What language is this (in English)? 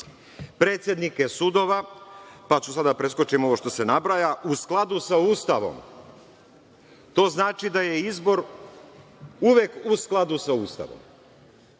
Serbian